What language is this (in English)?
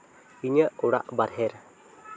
Santali